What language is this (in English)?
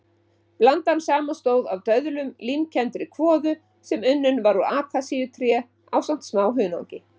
Icelandic